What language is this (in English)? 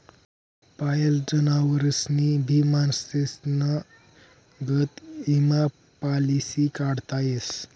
Marathi